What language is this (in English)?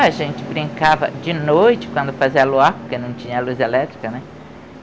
Portuguese